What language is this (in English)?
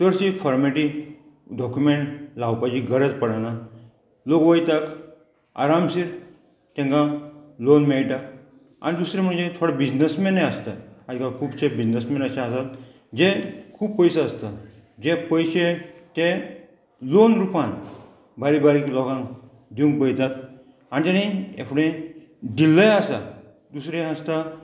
Konkani